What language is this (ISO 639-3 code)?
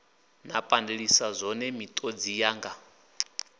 ven